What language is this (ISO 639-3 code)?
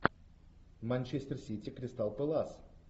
rus